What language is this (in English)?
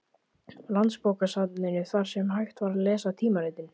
Icelandic